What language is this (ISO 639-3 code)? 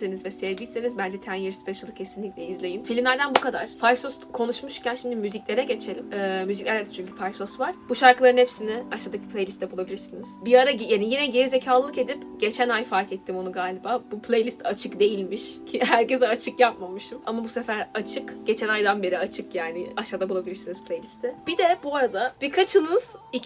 tur